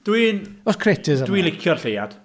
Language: Welsh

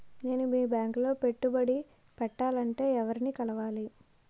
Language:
Telugu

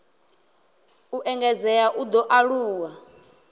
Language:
Venda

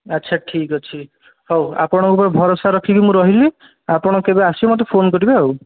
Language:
Odia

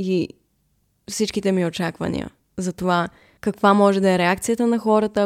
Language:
Bulgarian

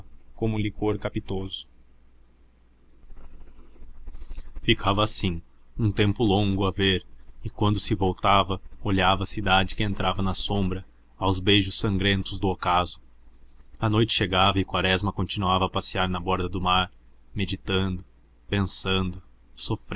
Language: Portuguese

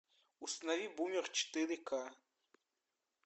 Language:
Russian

